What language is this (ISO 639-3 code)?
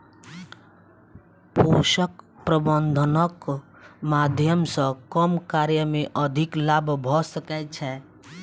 mai